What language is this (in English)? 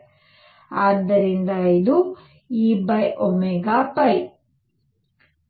Kannada